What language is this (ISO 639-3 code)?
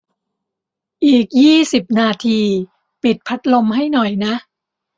tha